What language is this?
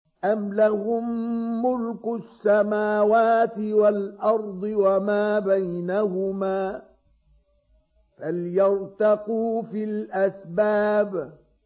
Arabic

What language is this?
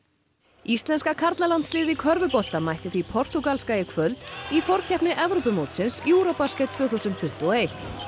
Icelandic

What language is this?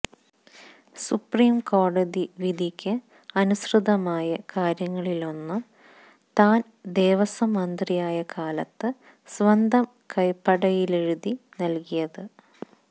Malayalam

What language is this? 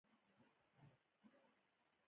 Pashto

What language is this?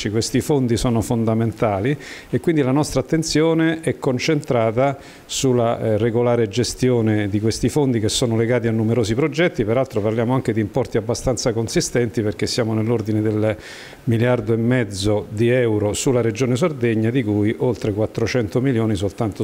Italian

